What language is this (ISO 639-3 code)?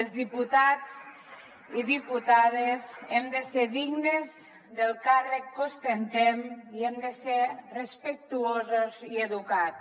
cat